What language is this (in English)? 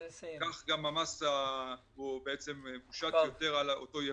Hebrew